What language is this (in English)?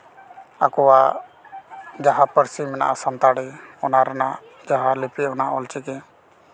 Santali